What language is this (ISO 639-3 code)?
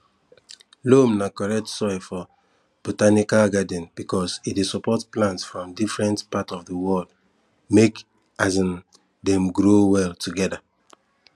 pcm